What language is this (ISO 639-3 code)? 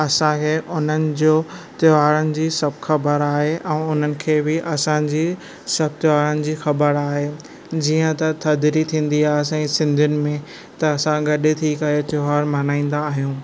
snd